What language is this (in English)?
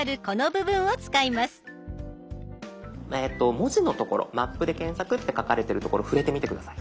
Japanese